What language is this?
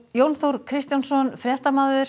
Icelandic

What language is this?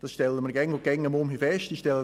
Swiss German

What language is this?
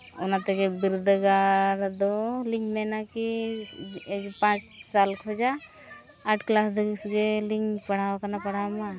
Santali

